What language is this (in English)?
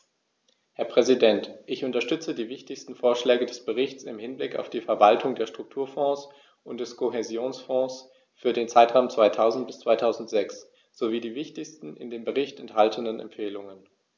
German